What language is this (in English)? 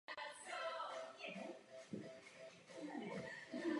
Czech